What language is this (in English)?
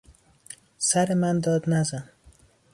Persian